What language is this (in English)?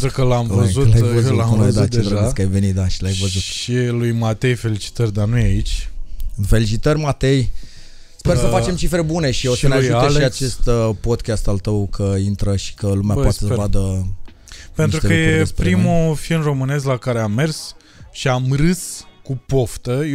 Romanian